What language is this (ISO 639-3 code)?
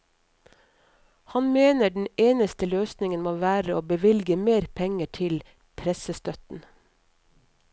nor